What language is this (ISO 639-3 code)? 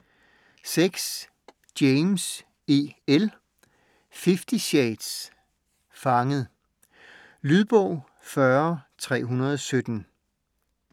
dan